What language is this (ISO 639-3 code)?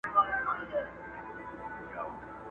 pus